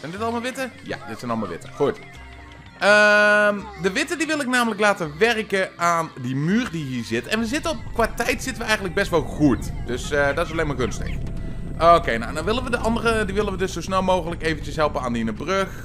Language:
Dutch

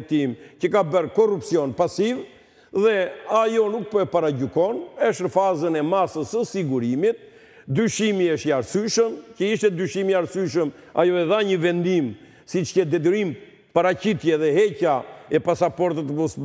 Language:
Romanian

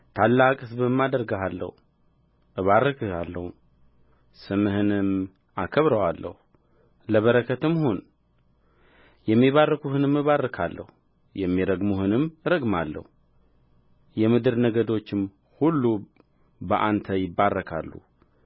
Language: Amharic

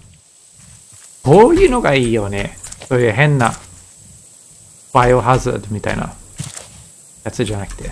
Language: Japanese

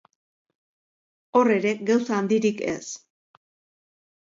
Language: Basque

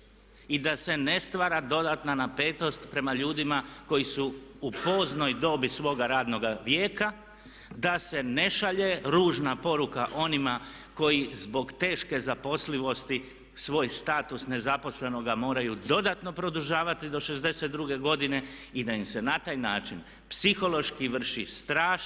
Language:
Croatian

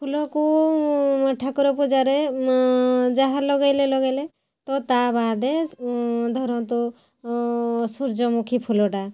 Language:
Odia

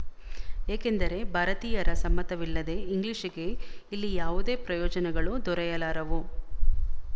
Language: Kannada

